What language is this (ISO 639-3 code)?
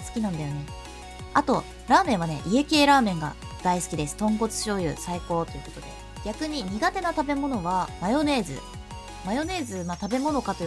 jpn